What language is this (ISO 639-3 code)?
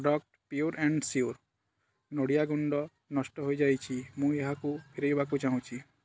ori